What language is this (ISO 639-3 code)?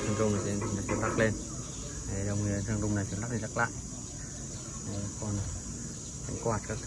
vie